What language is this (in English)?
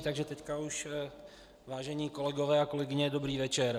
Czech